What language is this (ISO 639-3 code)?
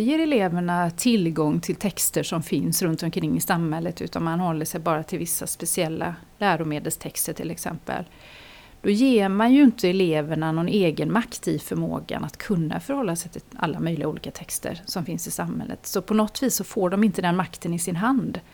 swe